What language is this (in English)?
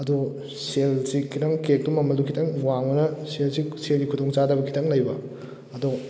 Manipuri